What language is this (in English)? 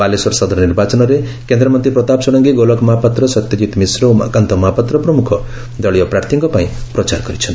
Odia